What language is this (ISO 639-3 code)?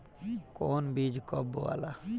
bho